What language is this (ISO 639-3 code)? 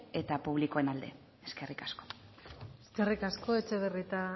eus